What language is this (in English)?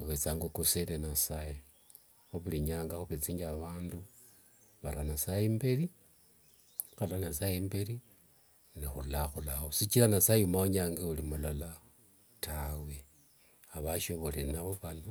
Wanga